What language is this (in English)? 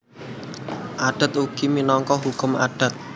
Javanese